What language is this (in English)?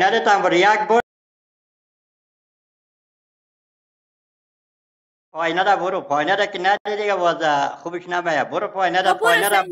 Persian